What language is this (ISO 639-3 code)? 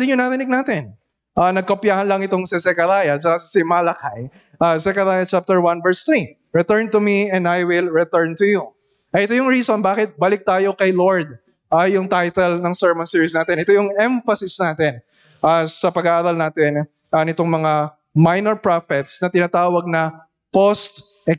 fil